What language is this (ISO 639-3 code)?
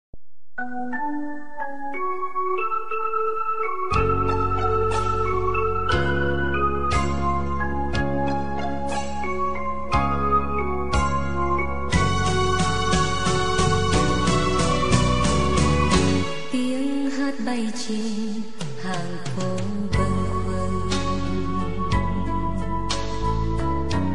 vie